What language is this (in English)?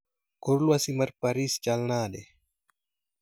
Luo (Kenya and Tanzania)